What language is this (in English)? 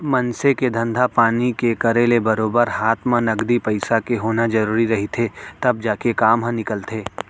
Chhattisgarhi